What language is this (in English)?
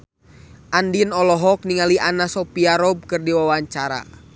Sundanese